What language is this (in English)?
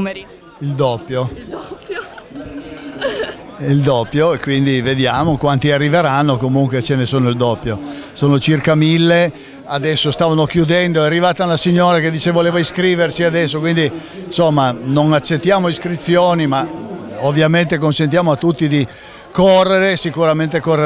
Italian